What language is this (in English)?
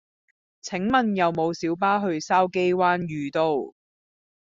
Cantonese